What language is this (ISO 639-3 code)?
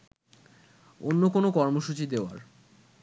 ben